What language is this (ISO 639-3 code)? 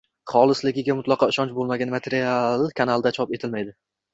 uzb